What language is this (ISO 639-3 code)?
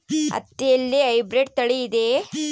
kan